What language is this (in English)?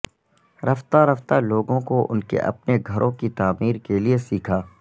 Urdu